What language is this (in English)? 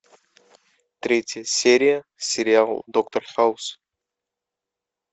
Russian